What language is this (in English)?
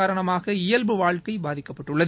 Tamil